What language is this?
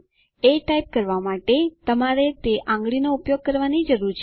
Gujarati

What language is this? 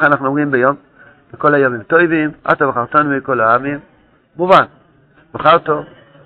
Hebrew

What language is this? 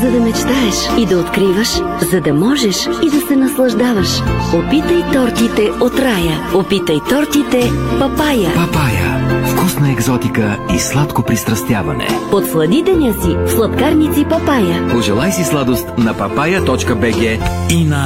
Bulgarian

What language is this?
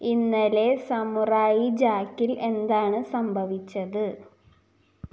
Malayalam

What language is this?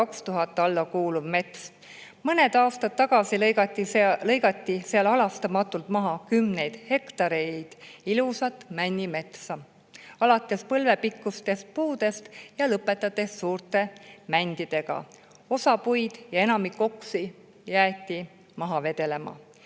Estonian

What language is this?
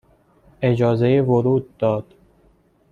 Persian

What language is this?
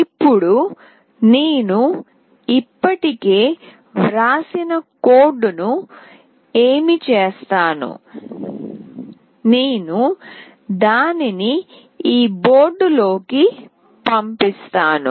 Telugu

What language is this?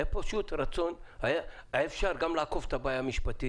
Hebrew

